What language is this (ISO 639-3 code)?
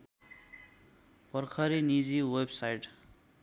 nep